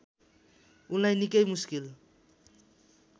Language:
Nepali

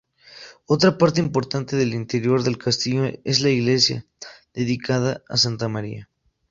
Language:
Spanish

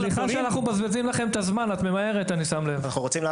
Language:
Hebrew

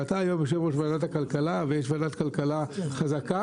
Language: Hebrew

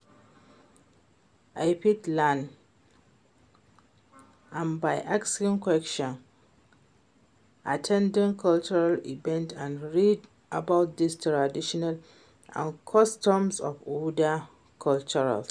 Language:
Nigerian Pidgin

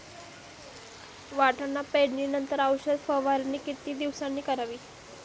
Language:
Marathi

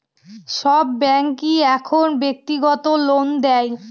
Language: Bangla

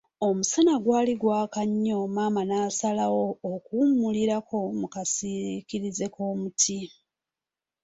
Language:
Ganda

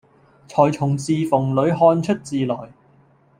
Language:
Cantonese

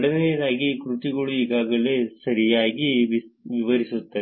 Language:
Kannada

